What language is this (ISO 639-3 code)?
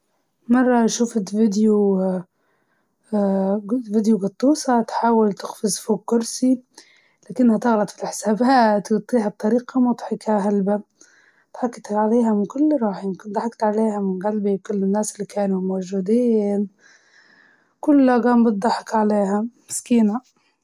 ayl